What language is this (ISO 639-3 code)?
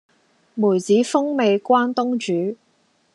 yue